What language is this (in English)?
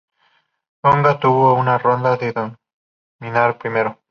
Spanish